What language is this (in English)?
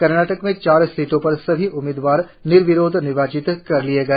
Hindi